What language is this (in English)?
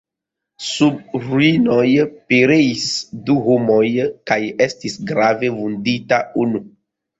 Esperanto